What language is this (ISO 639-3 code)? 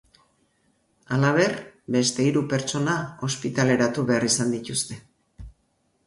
eus